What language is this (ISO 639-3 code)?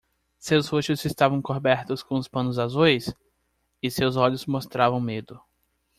por